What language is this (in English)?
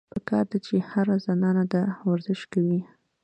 Pashto